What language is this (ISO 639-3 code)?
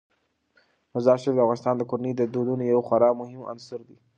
pus